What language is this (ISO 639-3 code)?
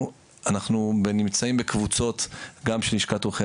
heb